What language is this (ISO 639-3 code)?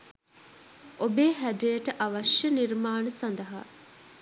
sin